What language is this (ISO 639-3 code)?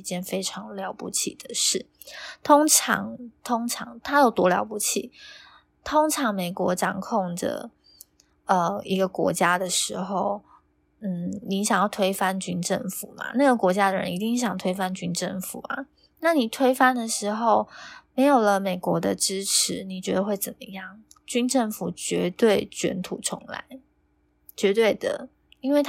zho